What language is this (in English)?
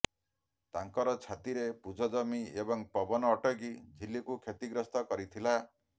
Odia